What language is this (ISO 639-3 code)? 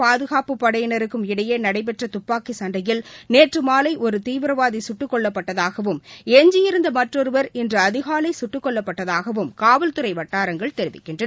tam